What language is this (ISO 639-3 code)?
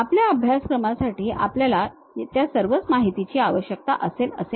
mar